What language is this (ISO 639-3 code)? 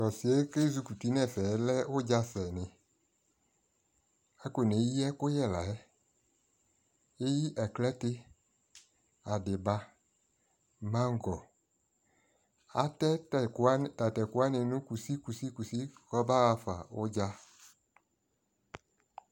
kpo